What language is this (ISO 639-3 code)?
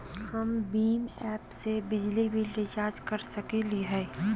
mag